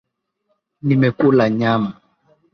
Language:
Swahili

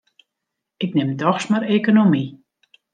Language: Western Frisian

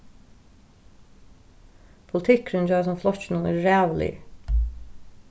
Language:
Faroese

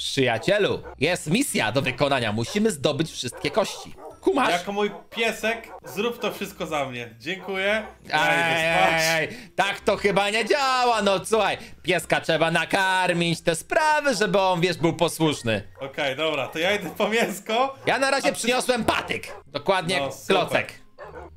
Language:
Polish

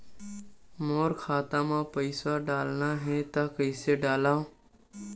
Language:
Chhattisgarhi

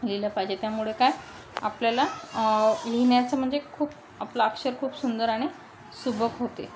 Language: Marathi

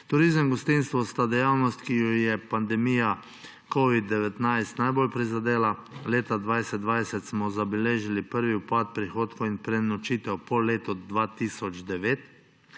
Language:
Slovenian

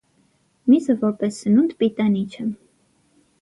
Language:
Armenian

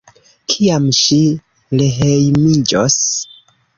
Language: Esperanto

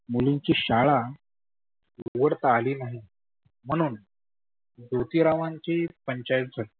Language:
Marathi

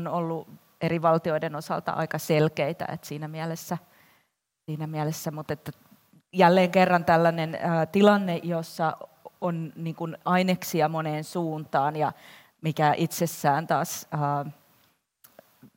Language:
Finnish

